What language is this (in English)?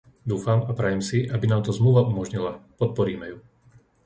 Slovak